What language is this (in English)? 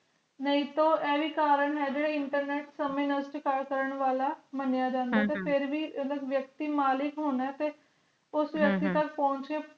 Punjabi